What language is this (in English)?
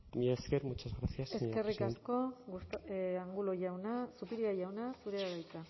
Basque